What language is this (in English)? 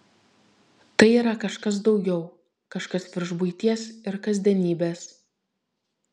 Lithuanian